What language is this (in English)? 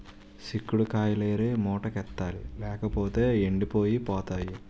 Telugu